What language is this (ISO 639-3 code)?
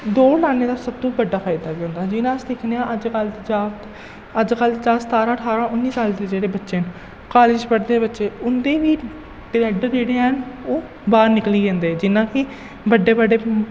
doi